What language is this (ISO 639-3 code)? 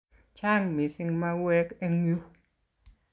kln